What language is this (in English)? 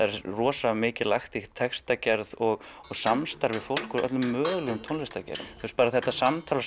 Icelandic